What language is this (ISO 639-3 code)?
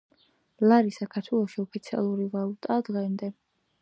kat